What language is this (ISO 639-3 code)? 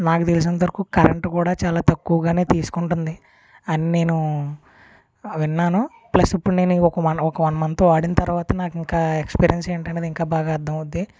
tel